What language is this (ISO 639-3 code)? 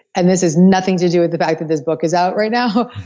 eng